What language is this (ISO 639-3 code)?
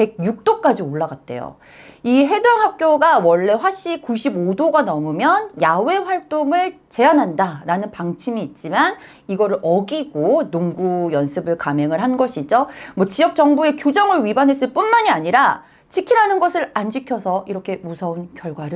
kor